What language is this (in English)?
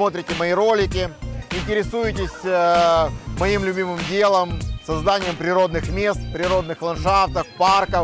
Russian